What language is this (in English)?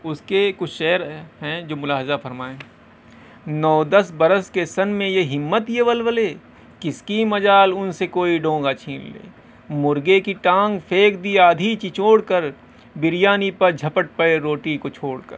Urdu